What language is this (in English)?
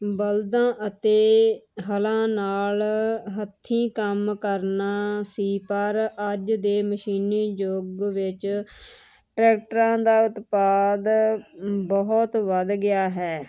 Punjabi